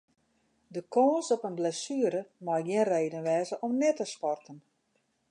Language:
Western Frisian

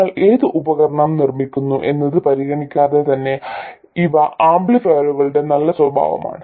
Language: Malayalam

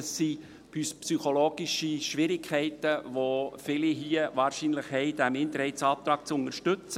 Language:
Swiss German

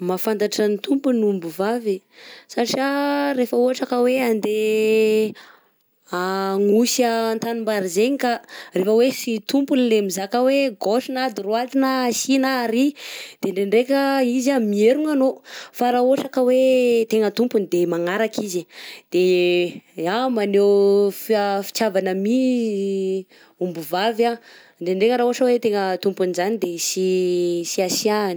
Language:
Southern Betsimisaraka Malagasy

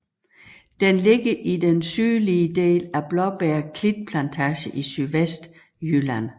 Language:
Danish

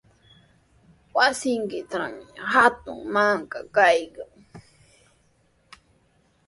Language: Sihuas Ancash Quechua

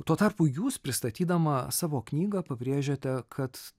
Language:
Lithuanian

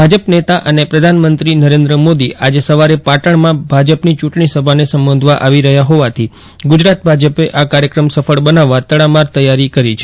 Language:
Gujarati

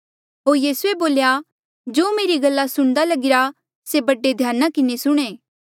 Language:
Mandeali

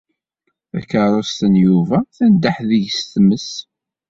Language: Kabyle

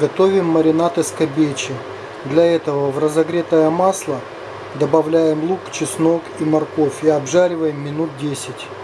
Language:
Russian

